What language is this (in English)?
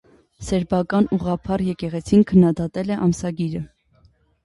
Armenian